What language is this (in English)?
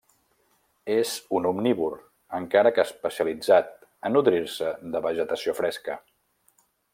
Catalan